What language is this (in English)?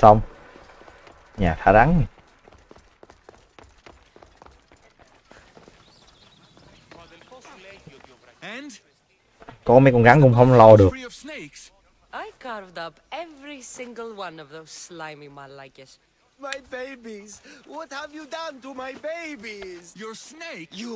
Vietnamese